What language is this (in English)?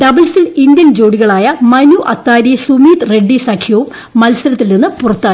Malayalam